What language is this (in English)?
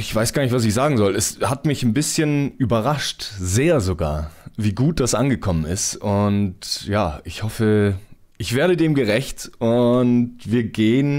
German